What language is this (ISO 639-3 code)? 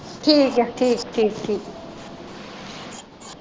pan